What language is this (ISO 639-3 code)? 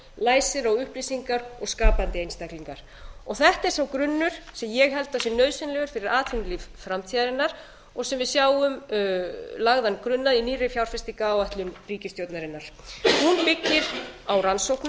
isl